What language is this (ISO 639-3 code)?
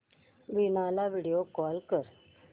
mar